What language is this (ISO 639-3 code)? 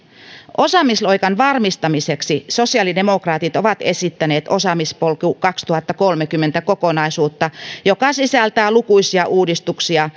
fin